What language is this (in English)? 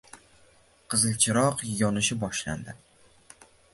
Uzbek